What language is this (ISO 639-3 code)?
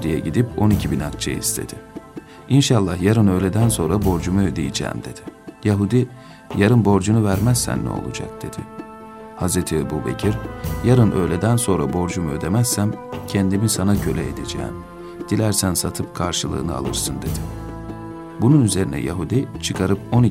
tur